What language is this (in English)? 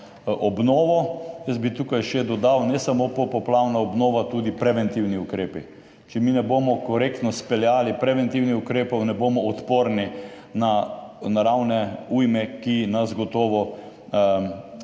Slovenian